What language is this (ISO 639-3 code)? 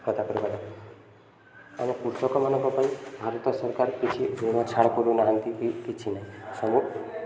ori